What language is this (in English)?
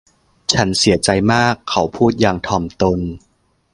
Thai